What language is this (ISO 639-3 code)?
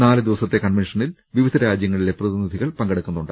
mal